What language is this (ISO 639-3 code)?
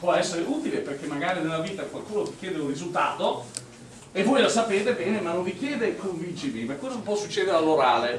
ita